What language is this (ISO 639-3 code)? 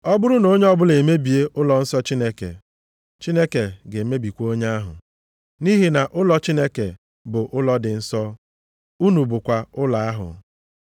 ibo